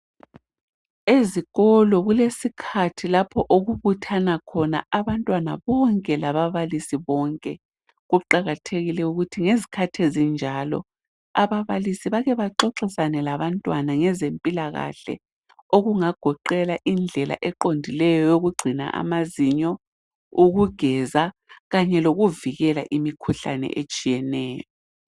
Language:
North Ndebele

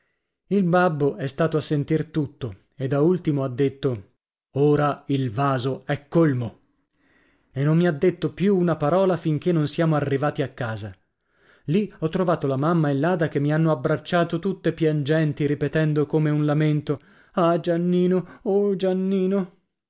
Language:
Italian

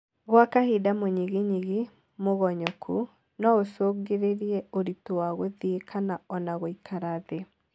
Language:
Kikuyu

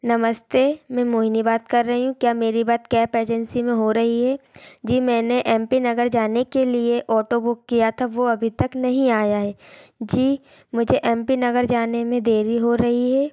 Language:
Hindi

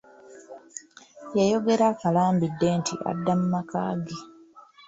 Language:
Ganda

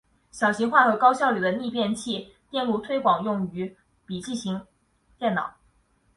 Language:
Chinese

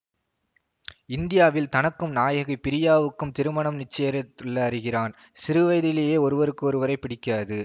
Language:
Tamil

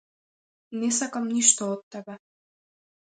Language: Macedonian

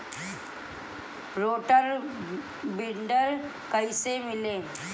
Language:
Bhojpuri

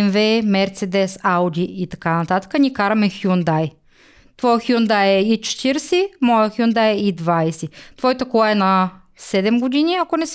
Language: Bulgarian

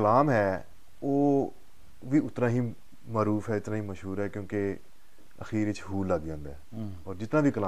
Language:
Punjabi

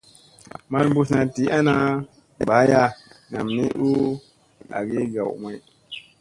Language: Musey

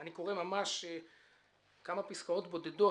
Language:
Hebrew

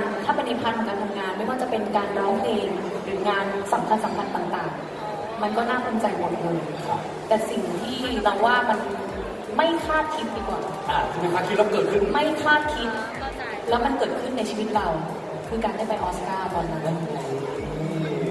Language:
Thai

